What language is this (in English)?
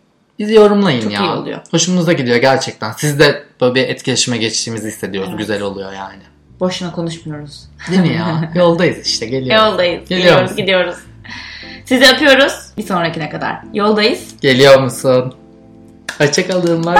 Turkish